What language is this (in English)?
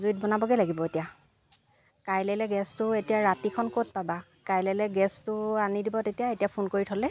Assamese